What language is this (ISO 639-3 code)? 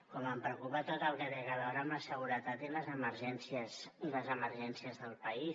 cat